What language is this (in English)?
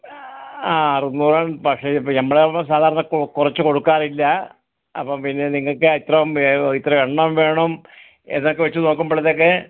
Malayalam